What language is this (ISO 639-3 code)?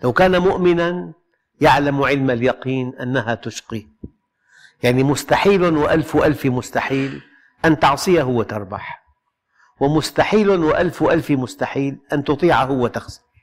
ara